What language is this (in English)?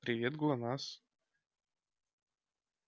Russian